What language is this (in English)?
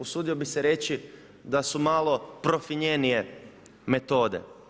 Croatian